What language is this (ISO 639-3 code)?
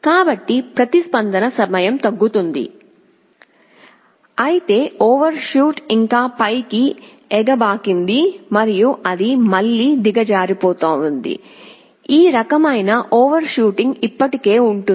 tel